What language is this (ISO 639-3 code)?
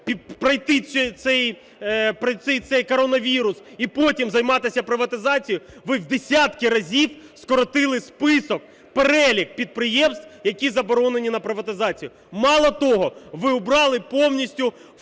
ukr